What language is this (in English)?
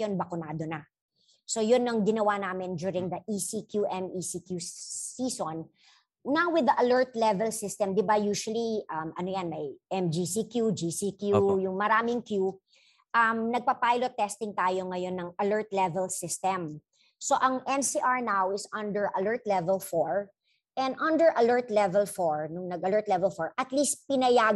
Filipino